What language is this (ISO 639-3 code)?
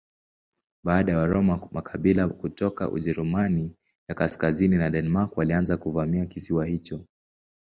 swa